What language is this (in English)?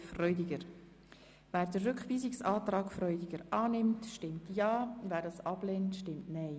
Swiss German